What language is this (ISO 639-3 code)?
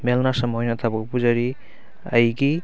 mni